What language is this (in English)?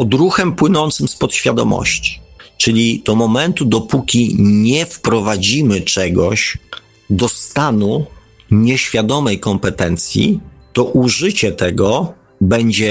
Polish